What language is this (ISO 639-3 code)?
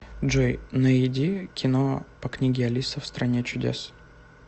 rus